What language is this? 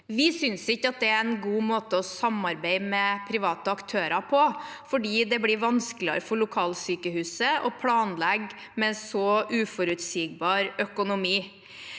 Norwegian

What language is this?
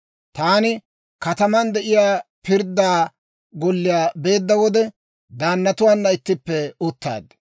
Dawro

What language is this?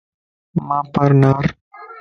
Lasi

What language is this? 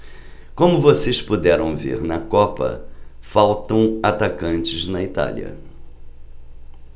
Portuguese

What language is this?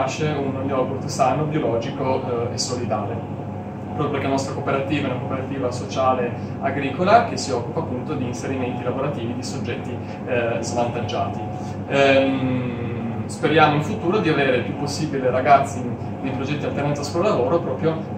Italian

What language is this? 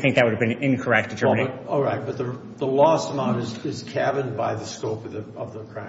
English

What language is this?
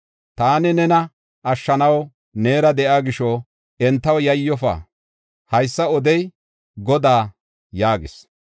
Gofa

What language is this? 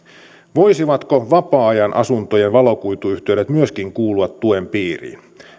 Finnish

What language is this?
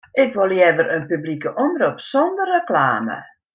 Western Frisian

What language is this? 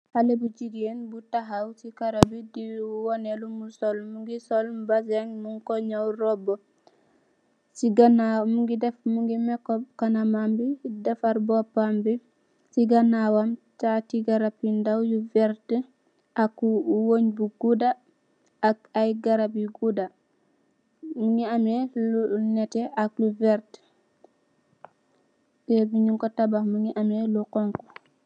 Wolof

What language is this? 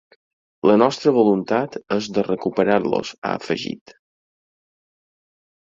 Catalan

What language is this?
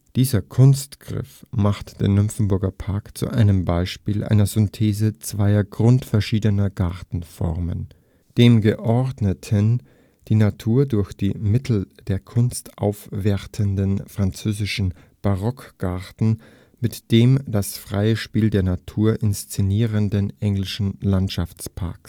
German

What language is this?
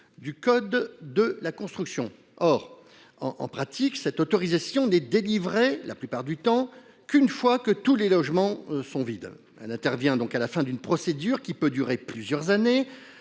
French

